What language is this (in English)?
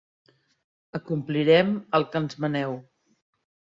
Catalan